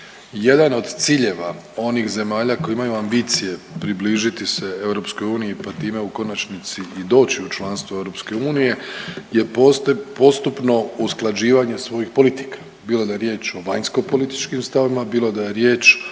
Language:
Croatian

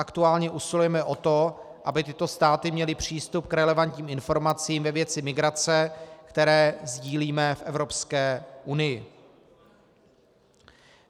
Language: Czech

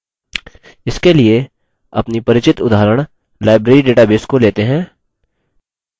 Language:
Hindi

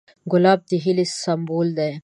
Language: Pashto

